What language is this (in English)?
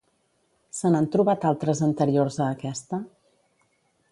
Catalan